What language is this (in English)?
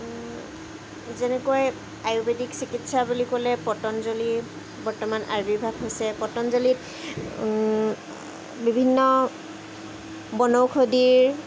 Assamese